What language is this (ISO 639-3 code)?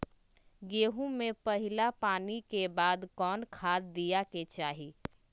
mag